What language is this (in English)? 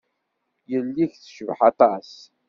Kabyle